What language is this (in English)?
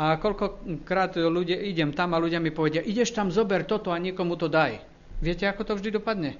Slovak